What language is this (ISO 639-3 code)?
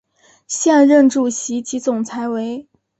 zho